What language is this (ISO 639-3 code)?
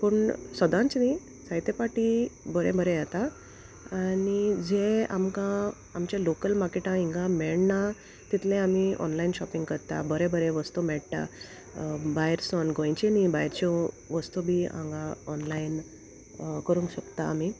kok